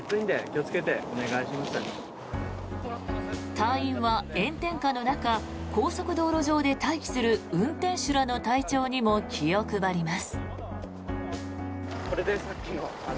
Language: Japanese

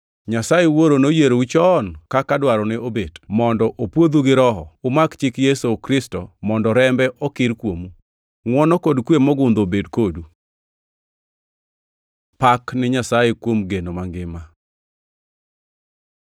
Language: Luo (Kenya and Tanzania)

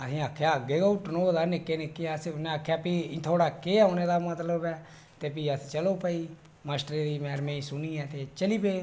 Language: Dogri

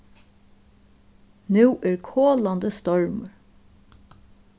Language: Faroese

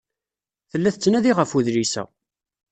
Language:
Kabyle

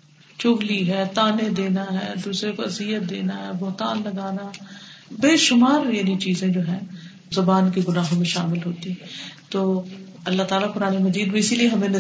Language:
Urdu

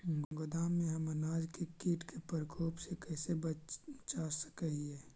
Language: Magahi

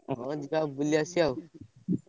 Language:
Odia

